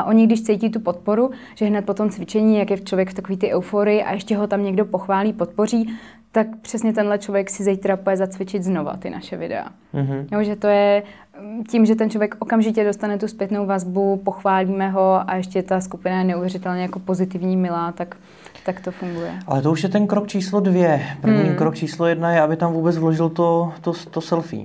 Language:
Czech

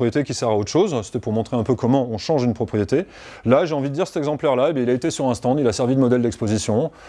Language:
French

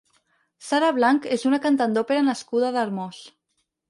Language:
Catalan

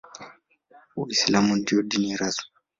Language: Swahili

